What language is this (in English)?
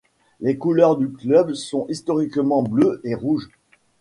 French